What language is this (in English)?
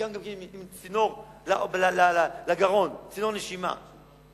Hebrew